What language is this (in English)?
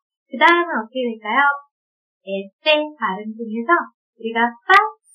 Korean